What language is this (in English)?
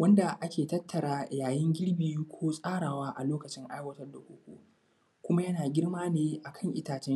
Hausa